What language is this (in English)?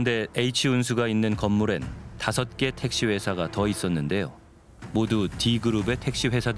Korean